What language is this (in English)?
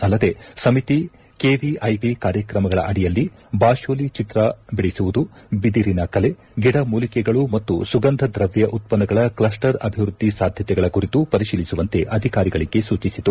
Kannada